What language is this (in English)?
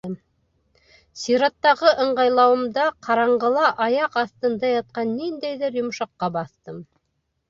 Bashkir